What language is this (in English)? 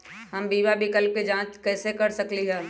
Magahi